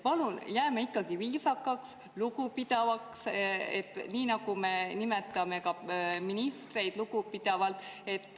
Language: Estonian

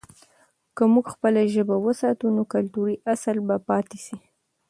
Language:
Pashto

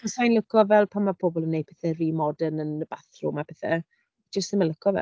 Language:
Welsh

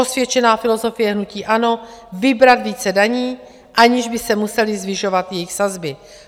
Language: Czech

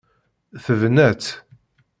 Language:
Kabyle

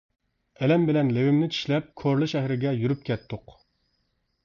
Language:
Uyghur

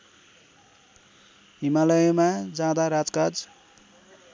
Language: Nepali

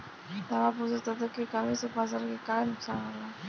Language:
Bhojpuri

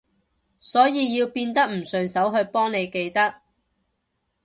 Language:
Cantonese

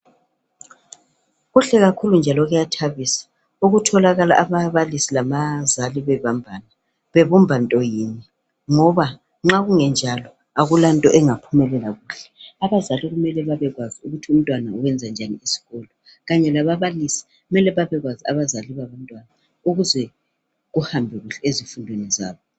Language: North Ndebele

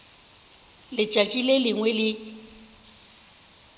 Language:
Northern Sotho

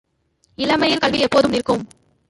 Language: Tamil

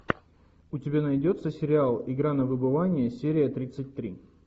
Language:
Russian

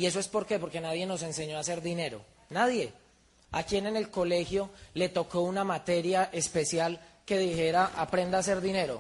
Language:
Spanish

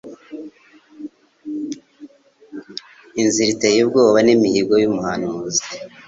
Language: Kinyarwanda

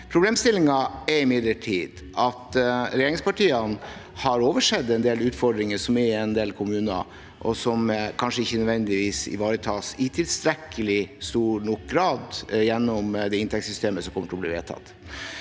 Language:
Norwegian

